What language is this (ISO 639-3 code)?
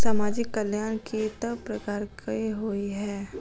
mai